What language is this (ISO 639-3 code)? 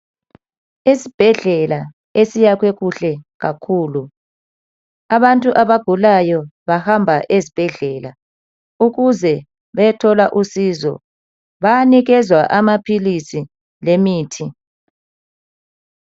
nde